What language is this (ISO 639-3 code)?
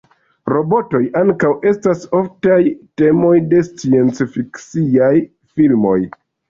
epo